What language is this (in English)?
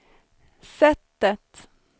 Swedish